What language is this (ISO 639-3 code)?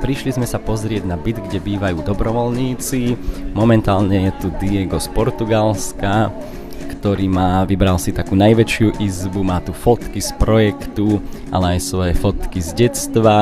slk